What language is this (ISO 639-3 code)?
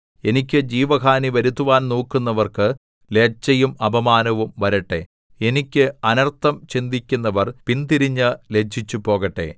mal